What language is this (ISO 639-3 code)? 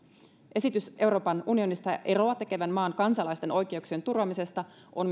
fin